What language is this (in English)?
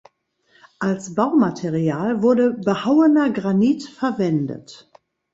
German